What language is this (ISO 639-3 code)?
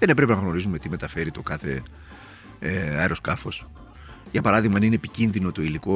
ell